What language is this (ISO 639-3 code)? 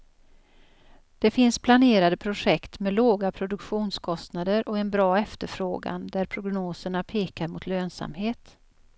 swe